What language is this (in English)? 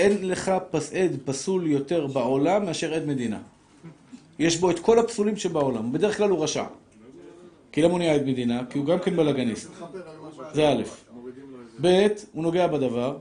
Hebrew